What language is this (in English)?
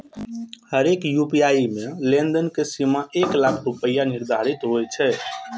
Maithili